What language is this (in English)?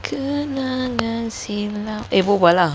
English